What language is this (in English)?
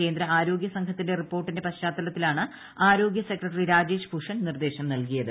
Malayalam